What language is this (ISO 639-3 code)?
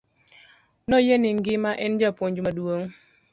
luo